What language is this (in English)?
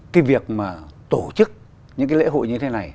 Vietnamese